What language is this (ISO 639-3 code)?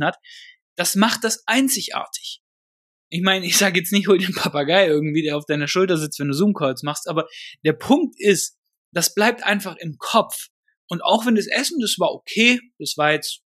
deu